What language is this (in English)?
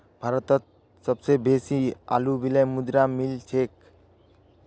Magahi